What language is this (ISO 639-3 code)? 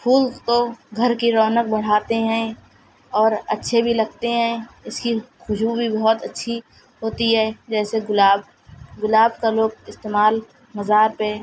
urd